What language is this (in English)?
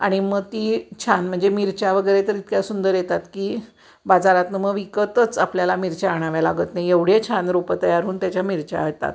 Marathi